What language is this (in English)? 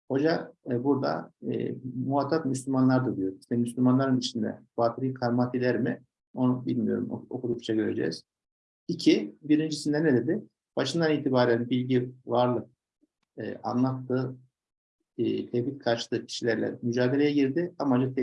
Turkish